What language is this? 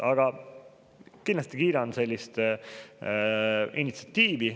Estonian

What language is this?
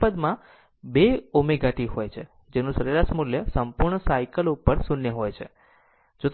Gujarati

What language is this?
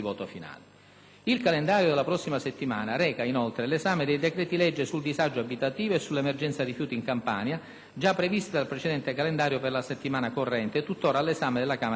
Italian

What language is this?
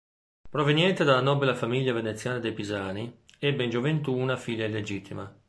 Italian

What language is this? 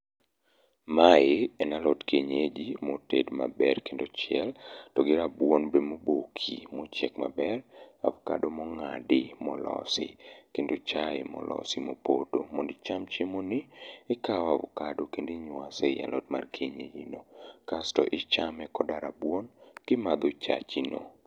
Luo (Kenya and Tanzania)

